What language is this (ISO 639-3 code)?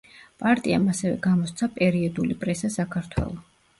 kat